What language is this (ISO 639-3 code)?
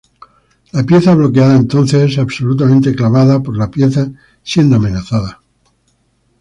spa